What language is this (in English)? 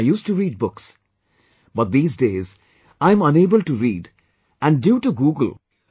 English